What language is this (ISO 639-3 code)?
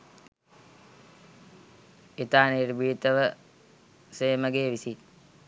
sin